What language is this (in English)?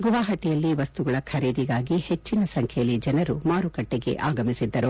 Kannada